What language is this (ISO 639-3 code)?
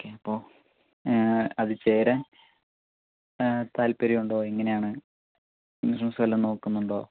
mal